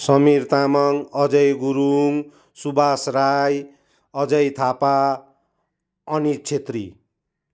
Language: Nepali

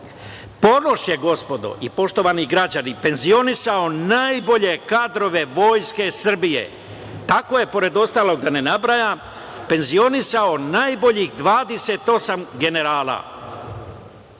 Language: Serbian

